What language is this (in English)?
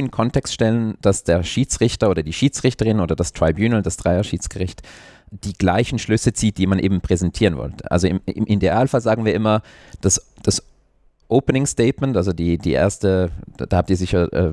German